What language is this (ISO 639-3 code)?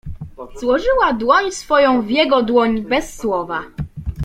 pol